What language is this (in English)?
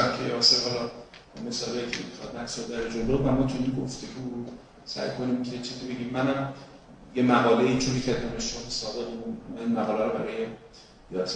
Persian